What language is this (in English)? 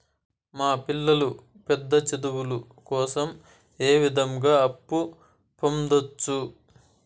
Telugu